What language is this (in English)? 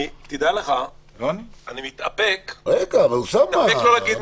Hebrew